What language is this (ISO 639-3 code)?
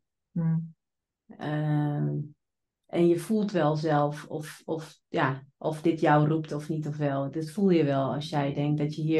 nld